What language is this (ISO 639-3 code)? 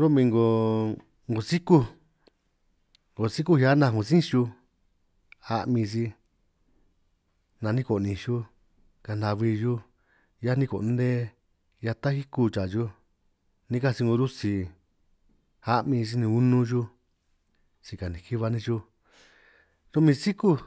trq